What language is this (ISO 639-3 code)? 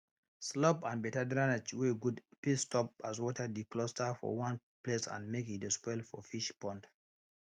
pcm